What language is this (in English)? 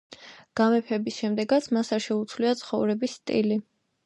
Georgian